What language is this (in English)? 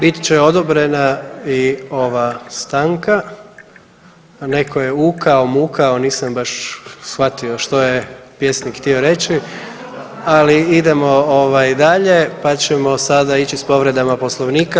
Croatian